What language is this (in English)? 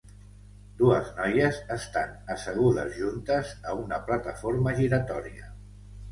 Catalan